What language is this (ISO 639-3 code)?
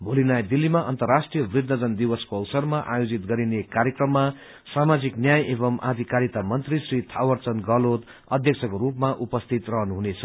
nep